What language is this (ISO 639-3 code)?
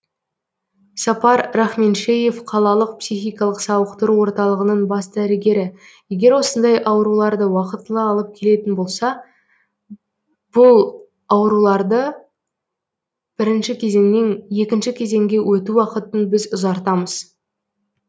kaz